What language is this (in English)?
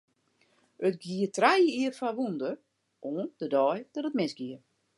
Western Frisian